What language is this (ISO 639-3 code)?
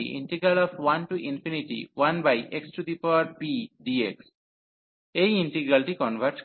ben